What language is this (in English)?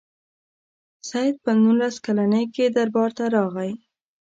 Pashto